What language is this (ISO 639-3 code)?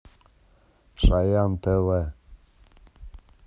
rus